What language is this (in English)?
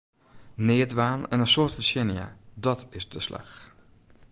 Western Frisian